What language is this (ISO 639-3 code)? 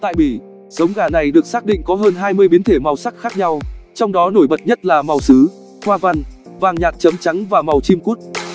vie